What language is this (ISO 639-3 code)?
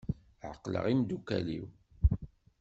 kab